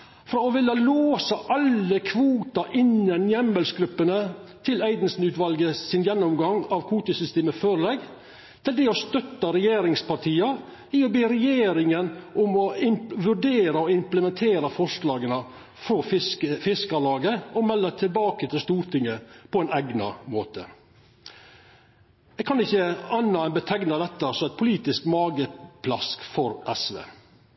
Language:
Norwegian Nynorsk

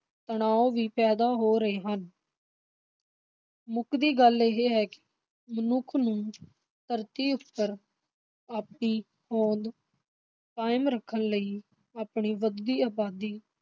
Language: Punjabi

